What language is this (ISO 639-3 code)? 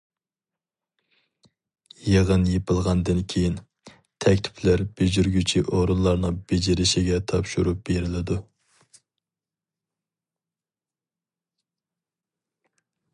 uig